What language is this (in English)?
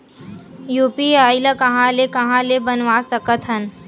Chhattisgarhi